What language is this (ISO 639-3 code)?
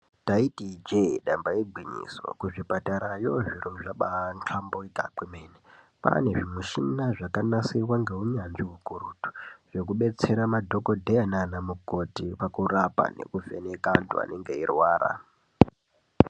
ndc